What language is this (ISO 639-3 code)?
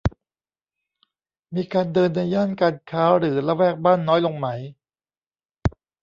tha